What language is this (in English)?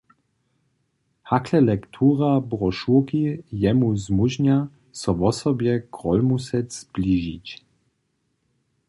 Upper Sorbian